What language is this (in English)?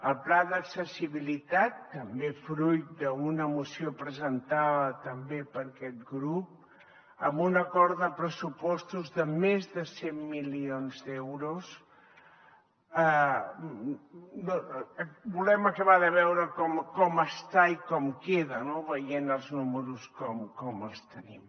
Catalan